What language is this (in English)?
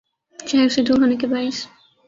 Urdu